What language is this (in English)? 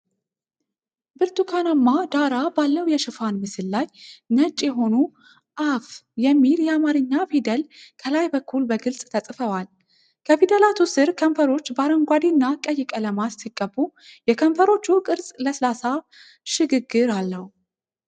Amharic